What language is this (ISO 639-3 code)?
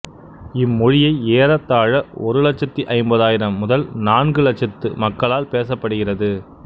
tam